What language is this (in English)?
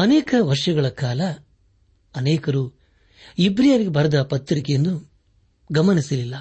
Kannada